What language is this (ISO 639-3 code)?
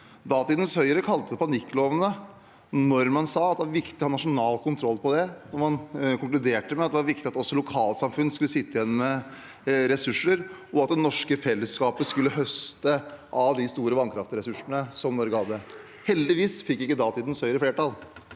nor